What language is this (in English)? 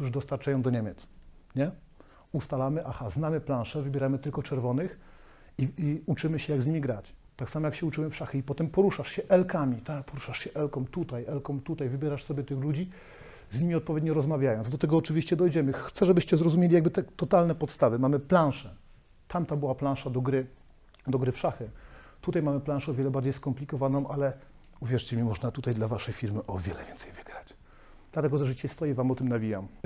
Polish